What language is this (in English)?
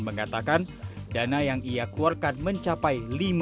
Indonesian